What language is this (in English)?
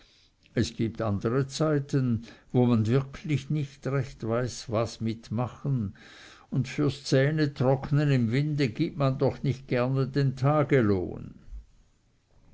German